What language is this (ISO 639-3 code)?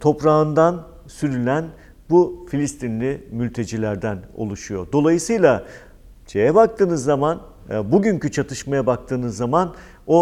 tur